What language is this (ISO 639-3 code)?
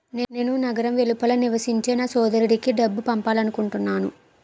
tel